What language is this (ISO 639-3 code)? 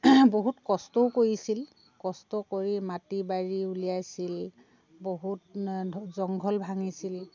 asm